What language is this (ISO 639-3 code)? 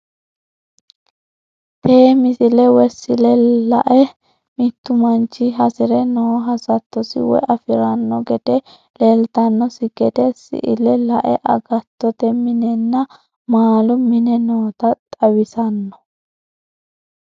sid